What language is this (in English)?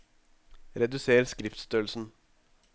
Norwegian